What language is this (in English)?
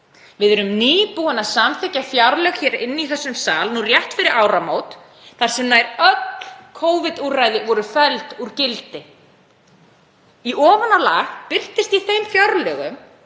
Icelandic